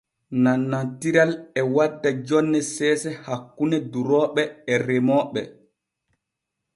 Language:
Borgu Fulfulde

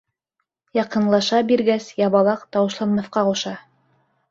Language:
Bashkir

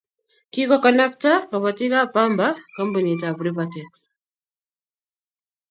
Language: Kalenjin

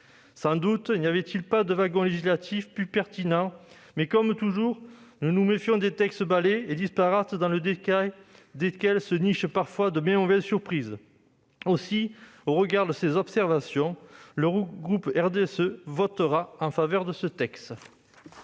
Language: French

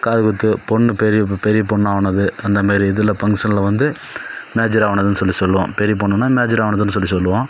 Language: Tamil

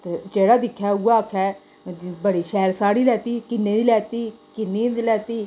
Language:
Dogri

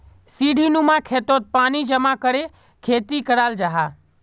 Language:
Magahi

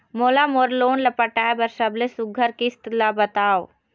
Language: Chhattisgarhi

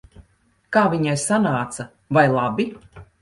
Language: Latvian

